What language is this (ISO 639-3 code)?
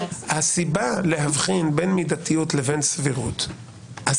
heb